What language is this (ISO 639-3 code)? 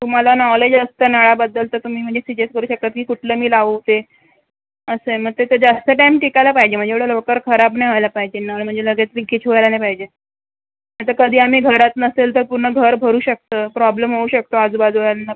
mar